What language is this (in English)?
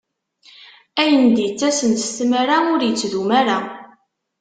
Kabyle